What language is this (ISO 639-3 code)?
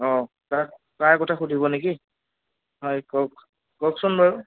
asm